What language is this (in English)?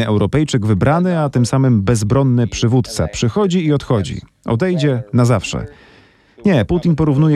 Polish